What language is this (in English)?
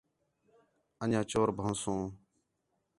Khetrani